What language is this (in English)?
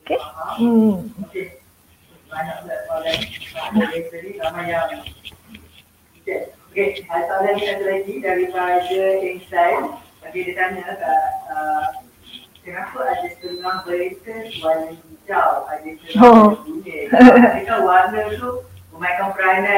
Malay